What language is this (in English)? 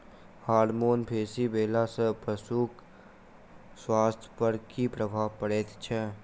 Maithili